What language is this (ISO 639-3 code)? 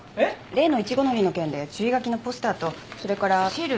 jpn